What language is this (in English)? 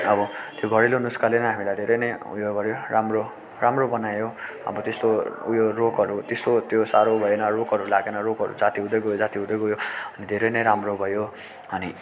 Nepali